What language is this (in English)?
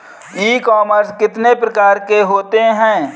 Hindi